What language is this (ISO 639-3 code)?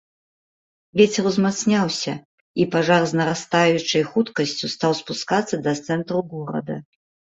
bel